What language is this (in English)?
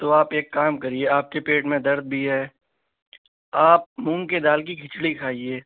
Urdu